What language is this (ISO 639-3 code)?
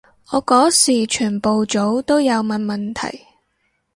yue